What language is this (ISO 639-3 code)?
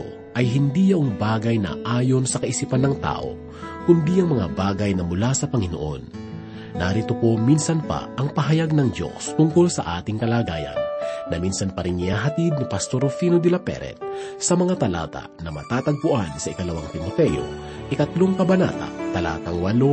fil